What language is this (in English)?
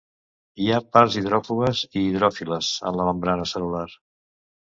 Catalan